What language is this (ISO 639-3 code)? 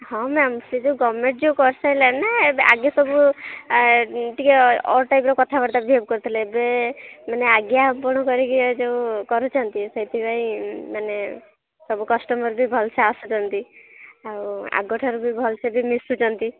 ori